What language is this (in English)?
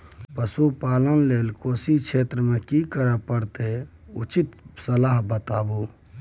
Maithili